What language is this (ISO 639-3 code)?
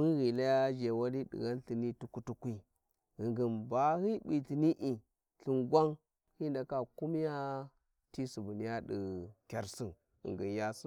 wji